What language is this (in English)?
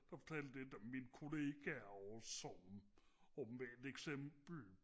Danish